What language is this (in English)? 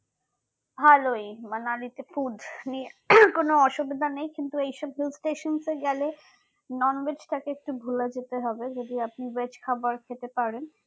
Bangla